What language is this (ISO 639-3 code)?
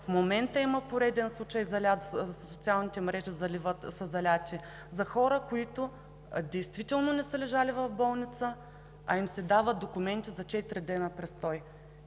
bul